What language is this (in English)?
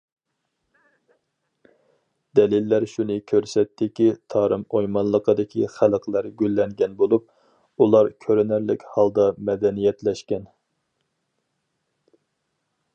Uyghur